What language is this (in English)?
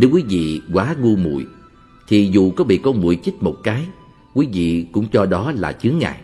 Vietnamese